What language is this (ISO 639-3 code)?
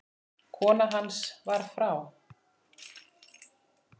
isl